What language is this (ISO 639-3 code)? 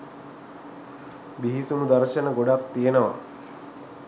sin